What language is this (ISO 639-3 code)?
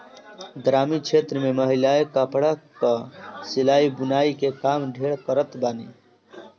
bho